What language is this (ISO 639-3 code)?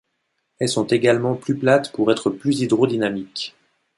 fra